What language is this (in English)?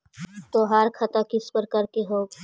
Magahi